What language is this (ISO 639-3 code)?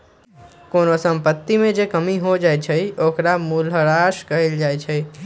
mag